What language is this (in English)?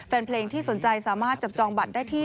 Thai